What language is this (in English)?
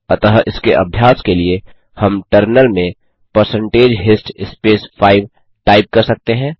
Hindi